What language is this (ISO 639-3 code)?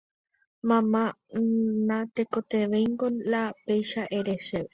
grn